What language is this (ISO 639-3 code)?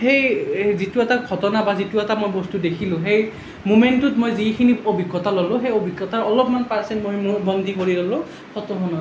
asm